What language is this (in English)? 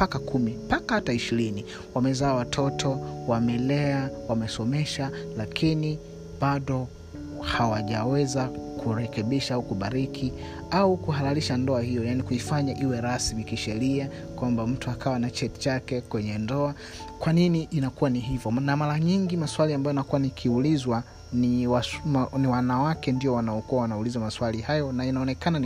Swahili